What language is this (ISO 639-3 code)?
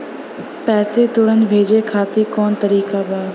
bho